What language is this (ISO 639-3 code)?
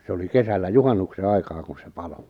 fin